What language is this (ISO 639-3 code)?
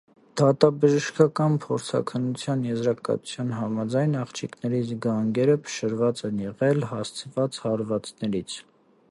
hye